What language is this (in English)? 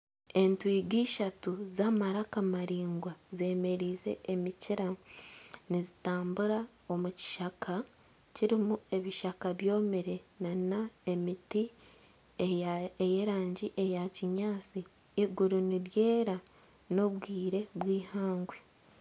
Nyankole